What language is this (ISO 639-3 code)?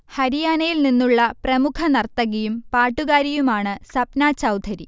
mal